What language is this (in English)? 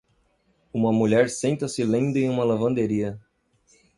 Portuguese